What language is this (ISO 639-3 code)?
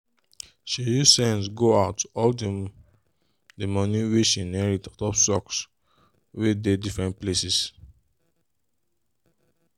pcm